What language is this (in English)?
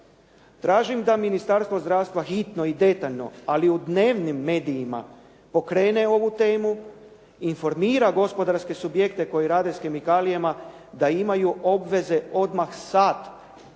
Croatian